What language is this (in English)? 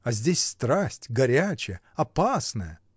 Russian